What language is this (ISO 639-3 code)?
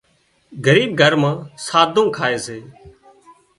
kxp